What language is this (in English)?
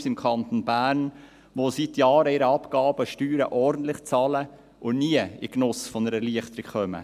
Swiss German